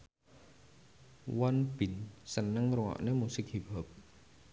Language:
Javanese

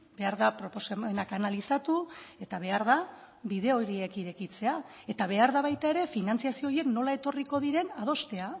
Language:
Basque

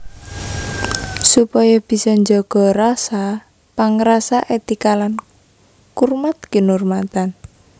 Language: Javanese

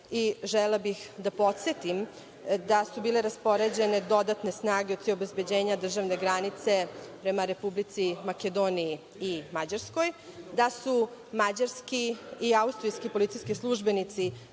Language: Serbian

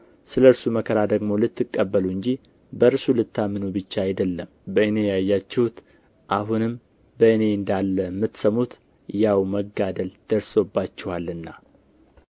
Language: Amharic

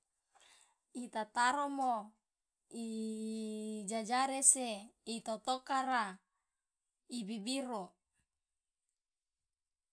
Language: Loloda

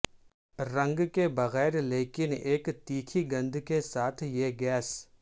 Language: Urdu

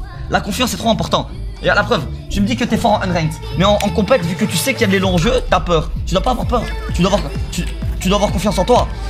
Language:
French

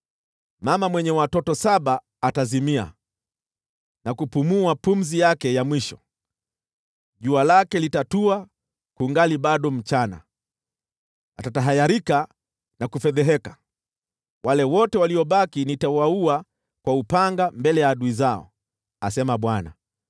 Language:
Swahili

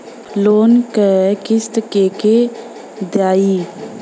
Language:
Bhojpuri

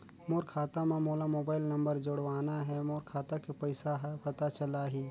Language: Chhattisgarhi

